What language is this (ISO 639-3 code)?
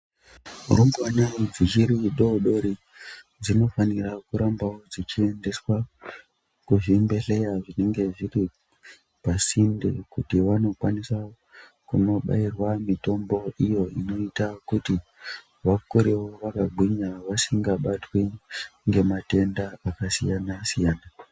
ndc